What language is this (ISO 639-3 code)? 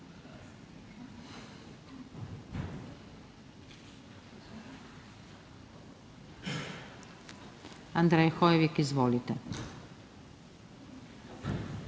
slv